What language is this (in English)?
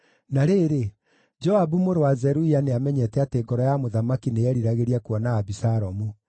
Kikuyu